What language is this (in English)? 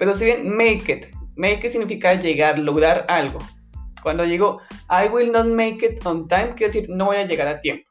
Spanish